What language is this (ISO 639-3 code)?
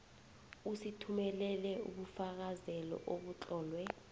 nbl